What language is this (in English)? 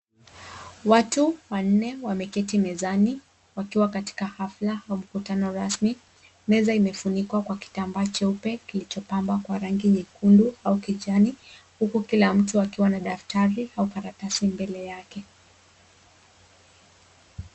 Swahili